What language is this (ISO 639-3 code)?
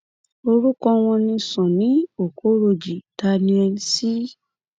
yor